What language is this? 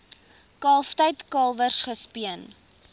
Afrikaans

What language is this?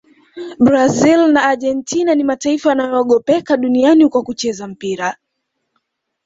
Swahili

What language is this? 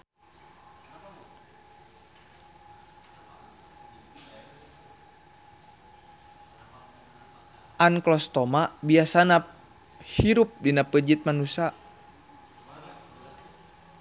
Sundanese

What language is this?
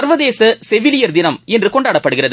Tamil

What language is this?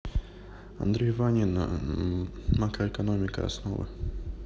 Russian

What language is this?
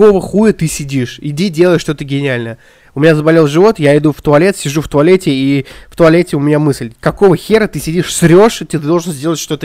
Russian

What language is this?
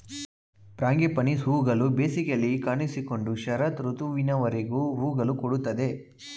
Kannada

